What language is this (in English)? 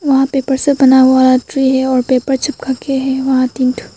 Hindi